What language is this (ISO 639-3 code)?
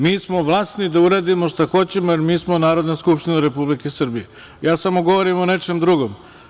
srp